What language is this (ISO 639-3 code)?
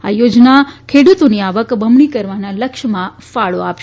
guj